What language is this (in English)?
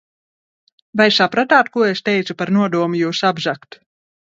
Latvian